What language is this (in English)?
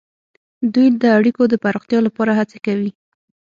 Pashto